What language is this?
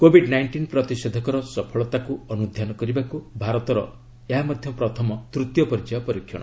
Odia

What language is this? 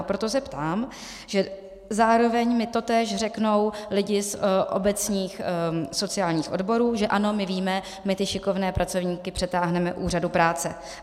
Czech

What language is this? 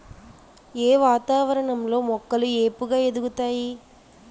Telugu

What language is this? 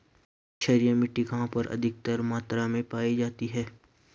Hindi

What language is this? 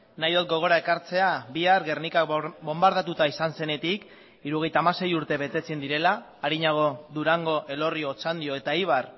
Basque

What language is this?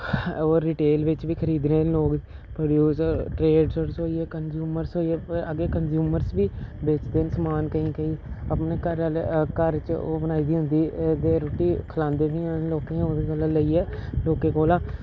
Dogri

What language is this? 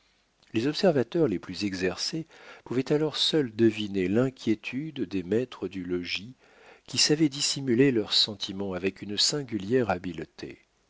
French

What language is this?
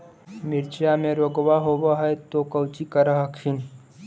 Magahi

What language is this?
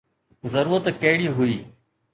Sindhi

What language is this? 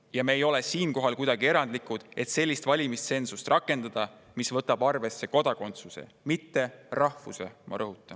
Estonian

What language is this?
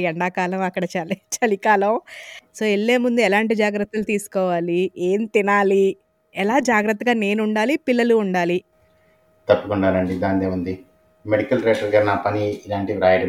Telugu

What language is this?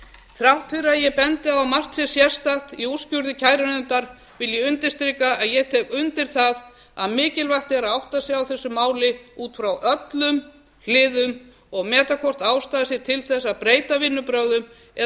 Icelandic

